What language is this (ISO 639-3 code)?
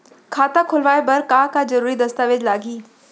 hne